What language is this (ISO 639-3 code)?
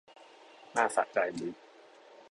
tha